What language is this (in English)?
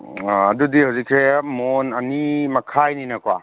Manipuri